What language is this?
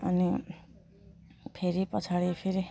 Nepali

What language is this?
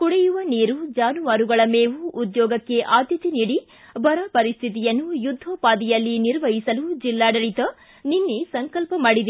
Kannada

